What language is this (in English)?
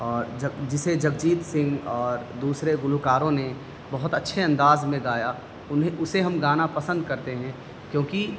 Urdu